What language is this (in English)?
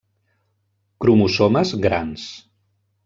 Catalan